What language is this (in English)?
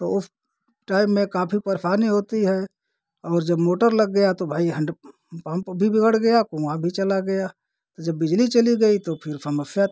Hindi